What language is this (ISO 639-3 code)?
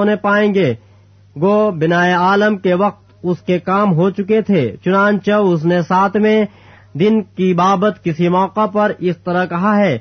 urd